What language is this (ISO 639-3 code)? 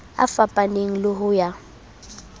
sot